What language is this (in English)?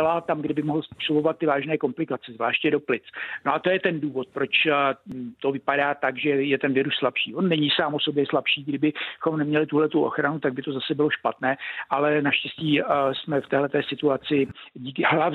Czech